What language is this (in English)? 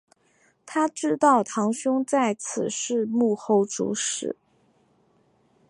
Chinese